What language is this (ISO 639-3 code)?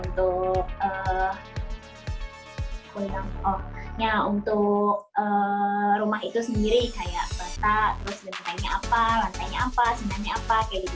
ind